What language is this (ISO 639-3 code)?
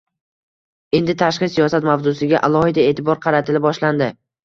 uzb